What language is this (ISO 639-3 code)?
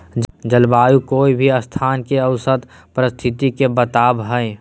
mag